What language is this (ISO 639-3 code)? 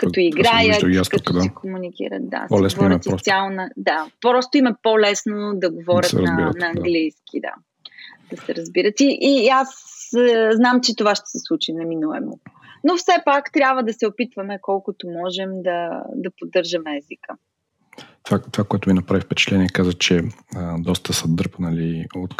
bul